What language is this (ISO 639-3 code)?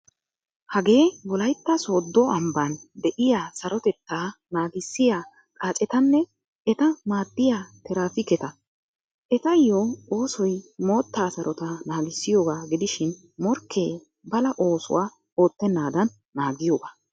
wal